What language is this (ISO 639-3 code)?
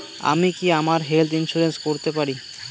ben